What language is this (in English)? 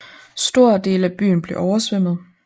Danish